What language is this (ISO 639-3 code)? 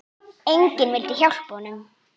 isl